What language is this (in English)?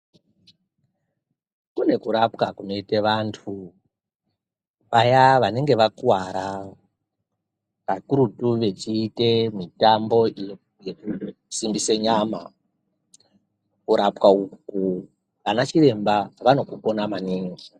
Ndau